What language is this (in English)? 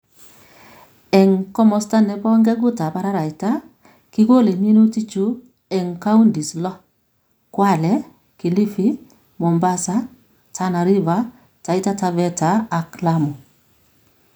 Kalenjin